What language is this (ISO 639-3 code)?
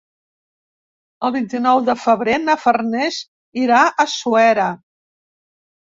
cat